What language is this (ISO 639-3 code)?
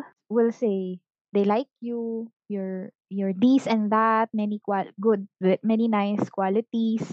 fil